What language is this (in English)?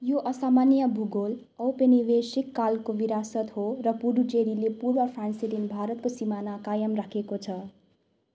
Nepali